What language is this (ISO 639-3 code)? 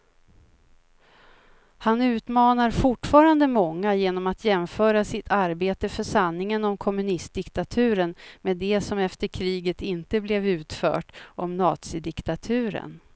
swe